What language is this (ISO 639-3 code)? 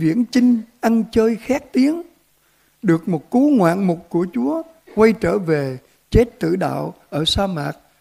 vie